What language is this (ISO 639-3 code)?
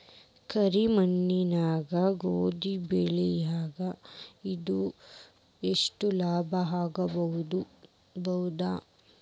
kan